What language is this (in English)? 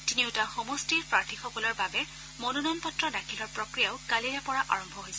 Assamese